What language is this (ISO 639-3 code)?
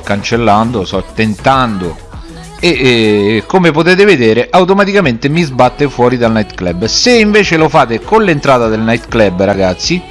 ita